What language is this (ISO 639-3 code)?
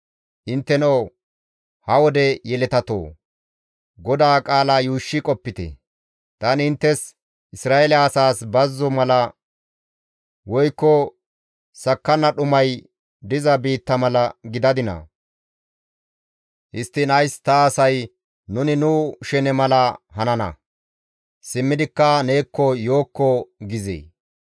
gmv